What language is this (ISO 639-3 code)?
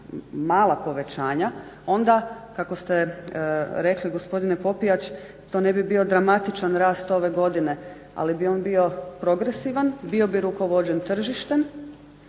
hrv